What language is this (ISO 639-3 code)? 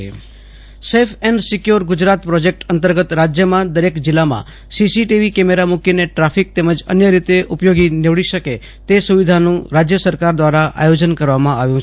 guj